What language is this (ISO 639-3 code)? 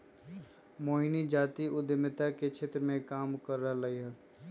mag